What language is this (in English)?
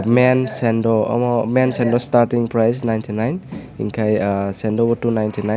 Kok Borok